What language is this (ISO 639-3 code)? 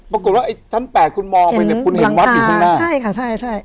tha